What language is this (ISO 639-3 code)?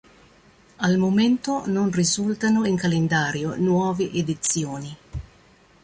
ita